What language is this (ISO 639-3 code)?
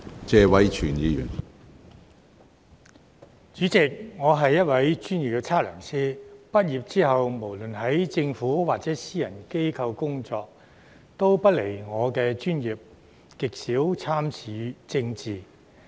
yue